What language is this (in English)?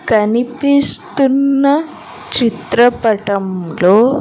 Telugu